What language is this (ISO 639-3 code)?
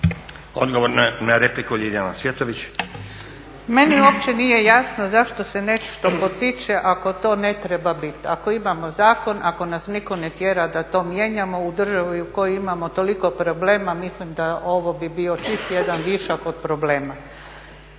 hrv